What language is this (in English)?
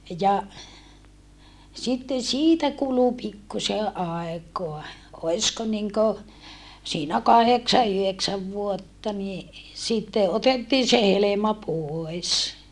Finnish